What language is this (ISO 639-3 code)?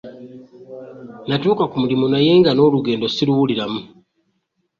lug